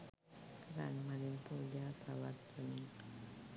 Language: Sinhala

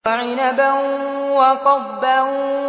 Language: Arabic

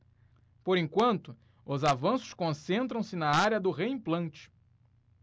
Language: Portuguese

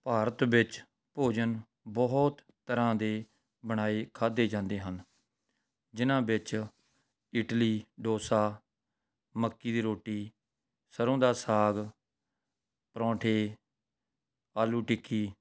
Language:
Punjabi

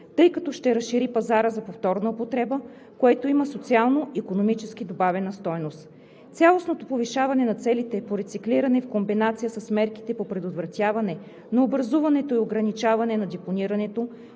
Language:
Bulgarian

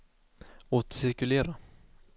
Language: Swedish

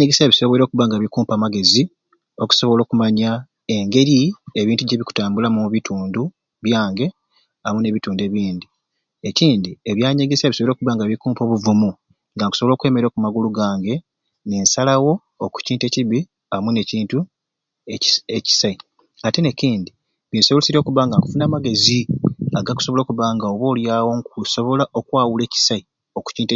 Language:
Ruuli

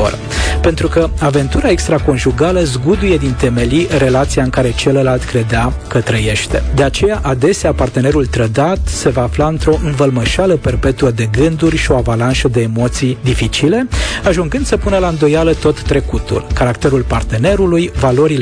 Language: Romanian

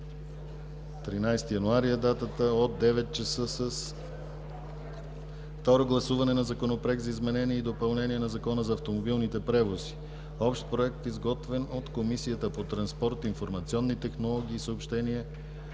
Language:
Bulgarian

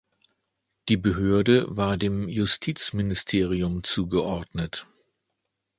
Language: German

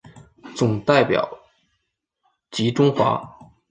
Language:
Chinese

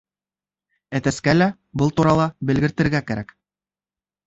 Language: Bashkir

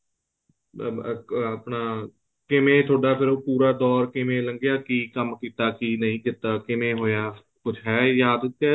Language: Punjabi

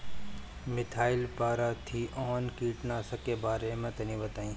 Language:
Bhojpuri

